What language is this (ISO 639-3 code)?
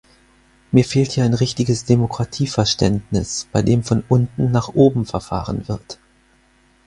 deu